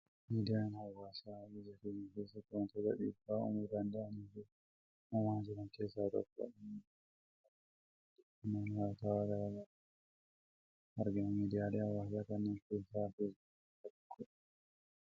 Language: Oromo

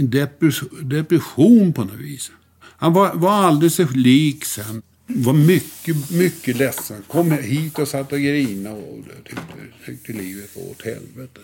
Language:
Swedish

